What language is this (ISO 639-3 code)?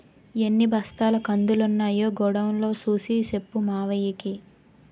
tel